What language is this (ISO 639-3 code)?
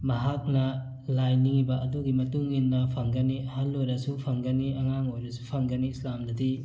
mni